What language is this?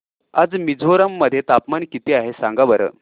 Marathi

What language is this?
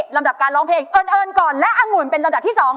Thai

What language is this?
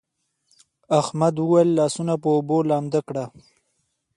Pashto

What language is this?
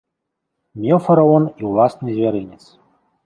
Belarusian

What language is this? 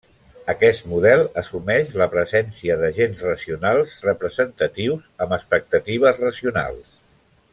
Catalan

